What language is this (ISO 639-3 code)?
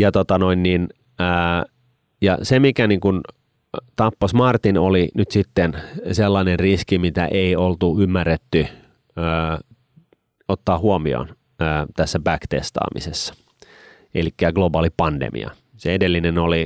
fin